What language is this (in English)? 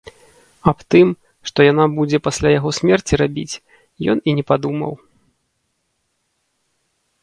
Belarusian